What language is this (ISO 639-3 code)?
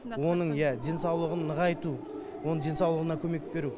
kaz